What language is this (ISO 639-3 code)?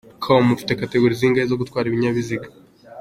kin